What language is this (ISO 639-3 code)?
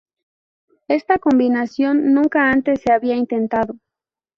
spa